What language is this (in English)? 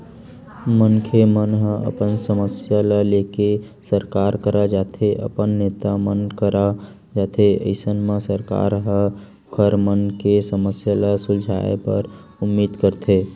Chhattisgarhi